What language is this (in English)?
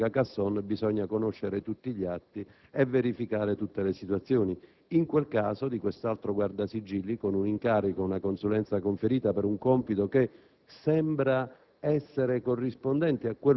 Italian